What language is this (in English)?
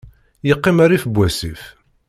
Kabyle